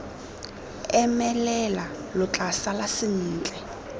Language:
Tswana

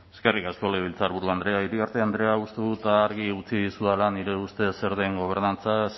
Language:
Basque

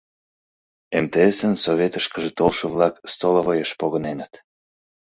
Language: Mari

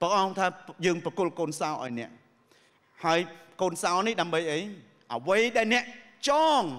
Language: Thai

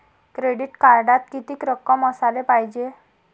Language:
Marathi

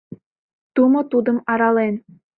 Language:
Mari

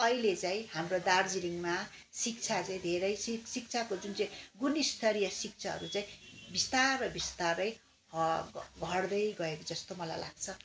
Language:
Nepali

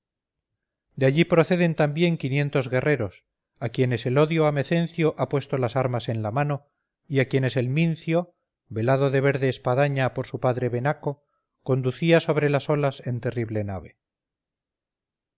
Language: Spanish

